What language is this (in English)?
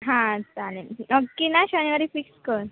Marathi